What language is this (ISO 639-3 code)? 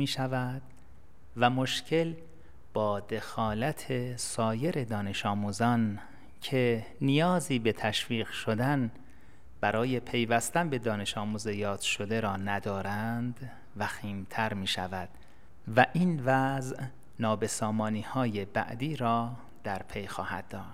fas